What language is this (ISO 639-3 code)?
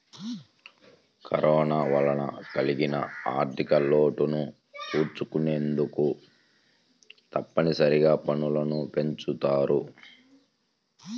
tel